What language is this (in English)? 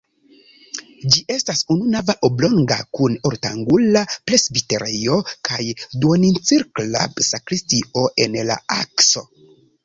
Esperanto